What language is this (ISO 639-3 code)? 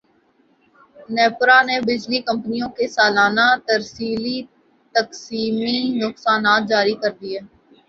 urd